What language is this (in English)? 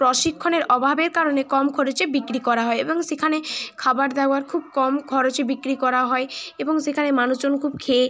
Bangla